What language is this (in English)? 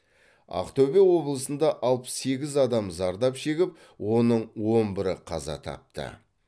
Kazakh